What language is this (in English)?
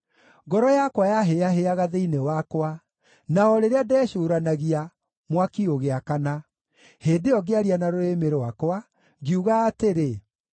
Kikuyu